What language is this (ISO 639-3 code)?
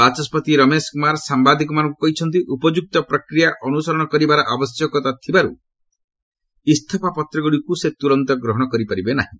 ori